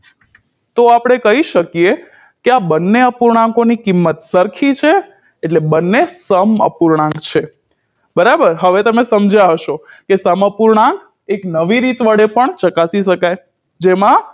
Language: Gujarati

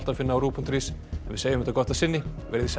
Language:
Icelandic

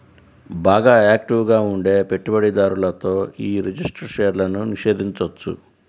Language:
Telugu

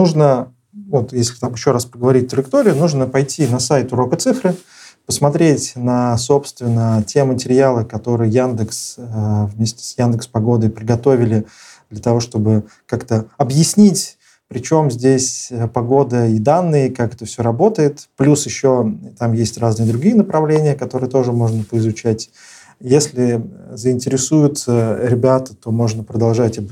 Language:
Russian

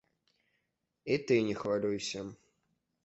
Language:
Belarusian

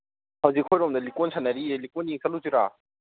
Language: Manipuri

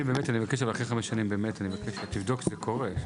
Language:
Hebrew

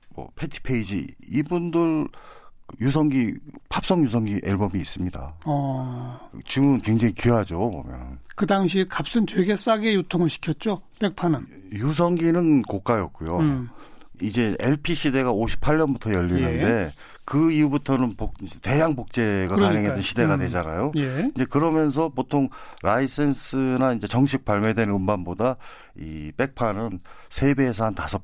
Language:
Korean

